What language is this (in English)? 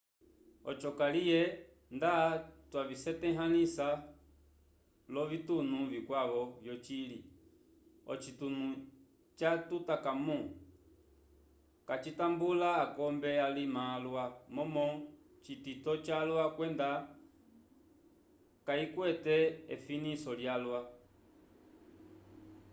Umbundu